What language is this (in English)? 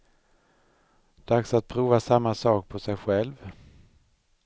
Swedish